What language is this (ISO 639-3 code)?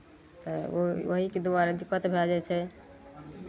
mai